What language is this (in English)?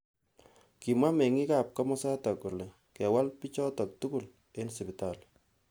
Kalenjin